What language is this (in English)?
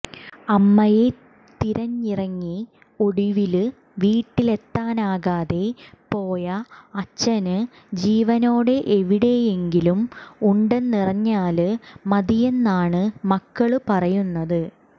Malayalam